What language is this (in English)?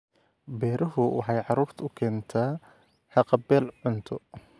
Somali